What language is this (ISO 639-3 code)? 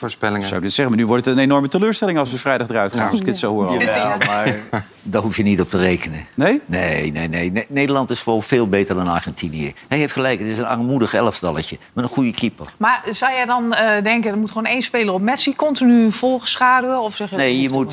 nld